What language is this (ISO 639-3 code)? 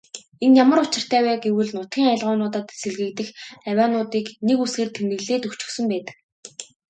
mon